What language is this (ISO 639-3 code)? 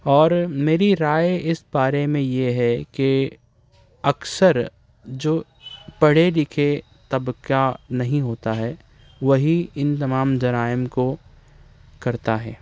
urd